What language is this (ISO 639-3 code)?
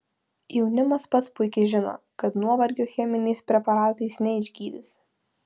lit